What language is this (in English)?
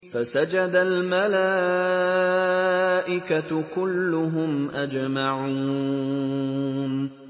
Arabic